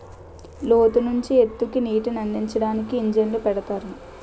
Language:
Telugu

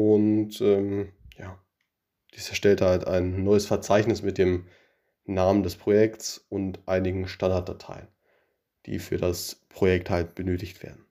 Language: German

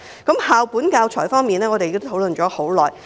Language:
Cantonese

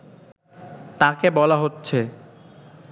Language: Bangla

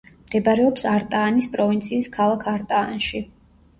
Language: Georgian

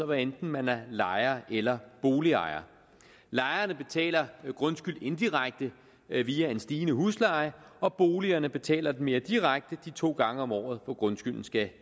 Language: Danish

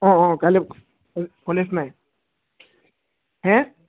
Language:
Assamese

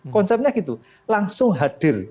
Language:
Indonesian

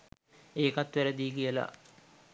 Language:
Sinhala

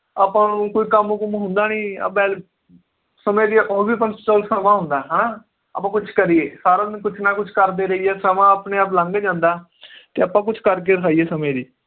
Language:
Punjabi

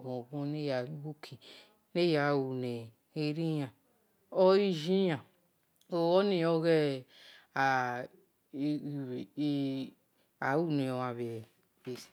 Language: Esan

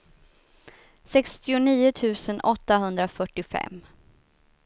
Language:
Swedish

